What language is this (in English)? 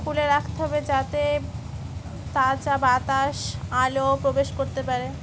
Bangla